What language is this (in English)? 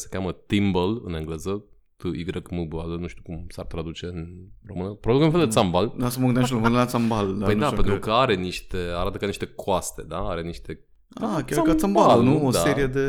Romanian